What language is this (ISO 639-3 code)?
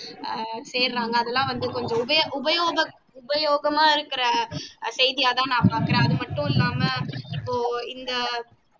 tam